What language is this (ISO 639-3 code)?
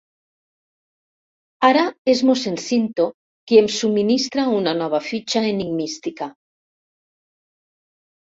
cat